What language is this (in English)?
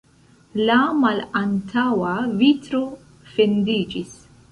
Esperanto